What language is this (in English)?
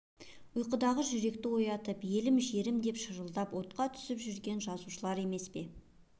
Kazakh